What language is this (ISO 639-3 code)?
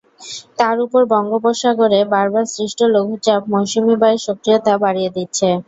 ben